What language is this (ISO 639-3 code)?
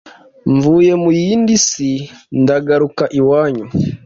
kin